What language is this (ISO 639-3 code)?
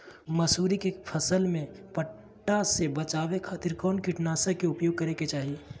mag